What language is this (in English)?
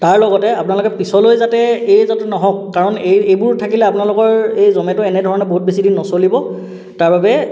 Assamese